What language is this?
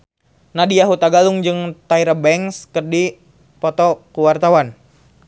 Sundanese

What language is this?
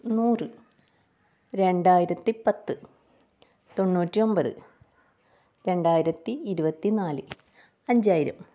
Malayalam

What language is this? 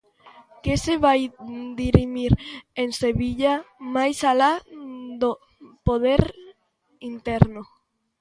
Galician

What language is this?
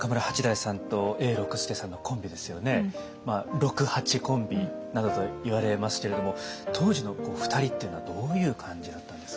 Japanese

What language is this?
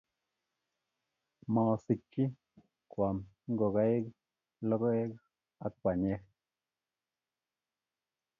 Kalenjin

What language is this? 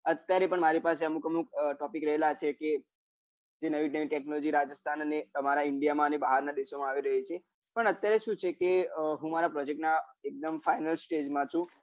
Gujarati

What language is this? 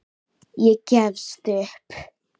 Icelandic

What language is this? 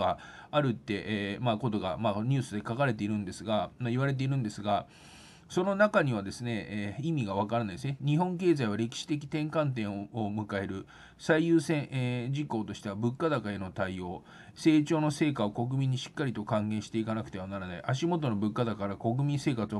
Japanese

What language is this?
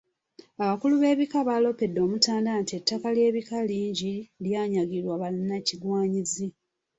Ganda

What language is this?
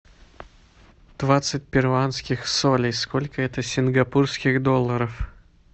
Russian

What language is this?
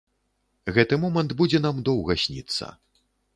Belarusian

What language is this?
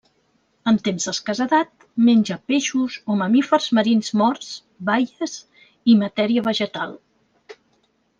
Catalan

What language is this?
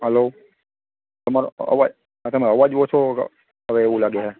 Gujarati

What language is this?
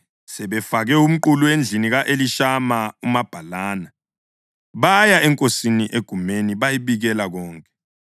North Ndebele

